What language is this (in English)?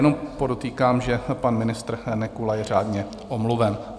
Czech